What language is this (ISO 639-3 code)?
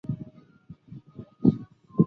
zho